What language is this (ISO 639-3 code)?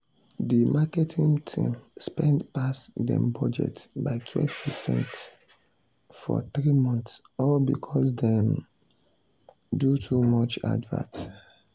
pcm